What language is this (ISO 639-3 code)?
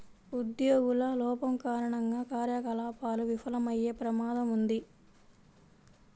tel